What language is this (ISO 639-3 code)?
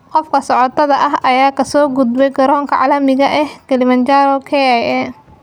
som